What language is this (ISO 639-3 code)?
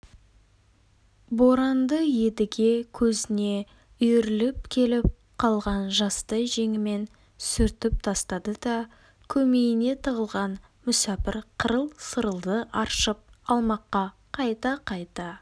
kaz